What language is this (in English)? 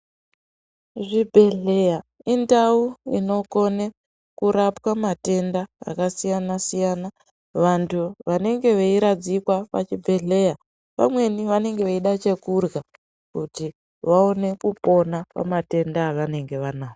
Ndau